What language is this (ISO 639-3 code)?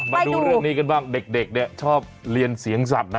tha